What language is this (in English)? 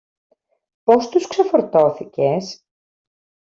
Greek